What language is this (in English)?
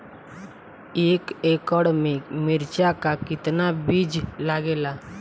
Bhojpuri